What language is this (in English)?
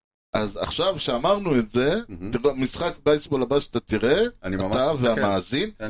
Hebrew